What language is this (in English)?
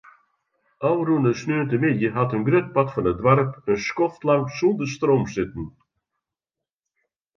Western Frisian